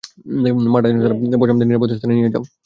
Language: Bangla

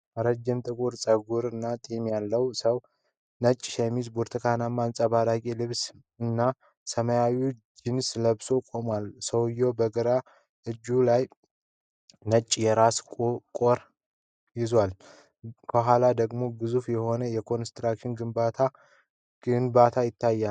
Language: Amharic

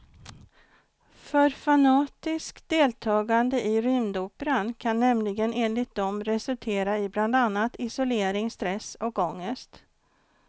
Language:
Swedish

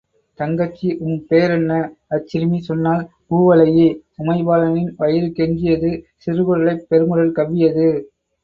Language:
Tamil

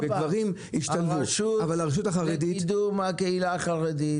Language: Hebrew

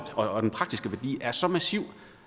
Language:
Danish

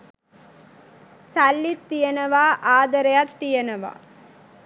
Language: Sinhala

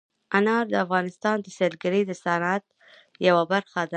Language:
Pashto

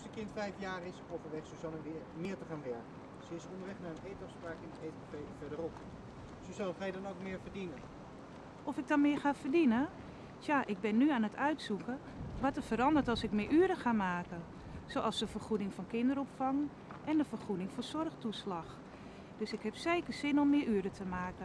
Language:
Dutch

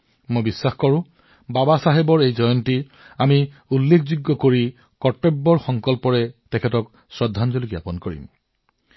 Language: Assamese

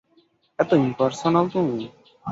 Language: Bangla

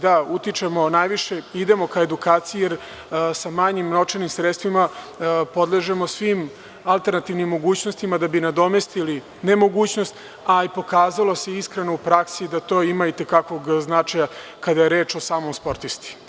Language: Serbian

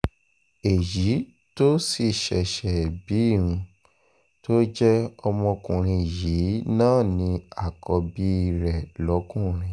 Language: Yoruba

